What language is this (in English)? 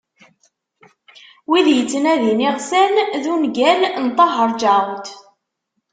Kabyle